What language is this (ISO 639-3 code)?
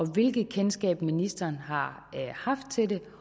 dan